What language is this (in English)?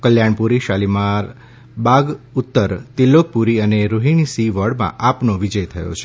Gujarati